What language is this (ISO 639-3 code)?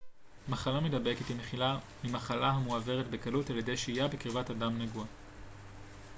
heb